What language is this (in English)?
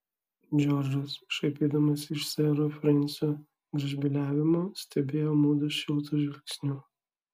Lithuanian